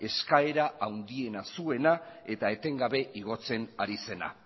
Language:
Basque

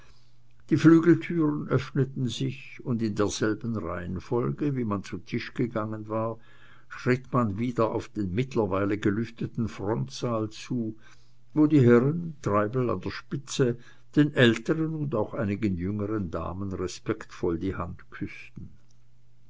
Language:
German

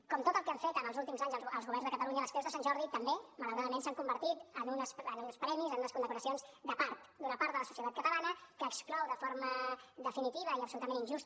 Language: Catalan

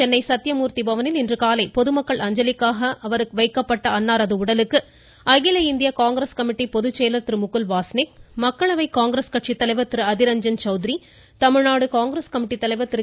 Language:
Tamil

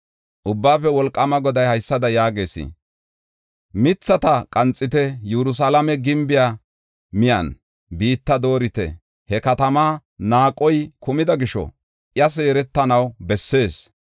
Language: Gofa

